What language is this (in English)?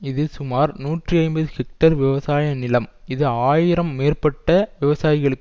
Tamil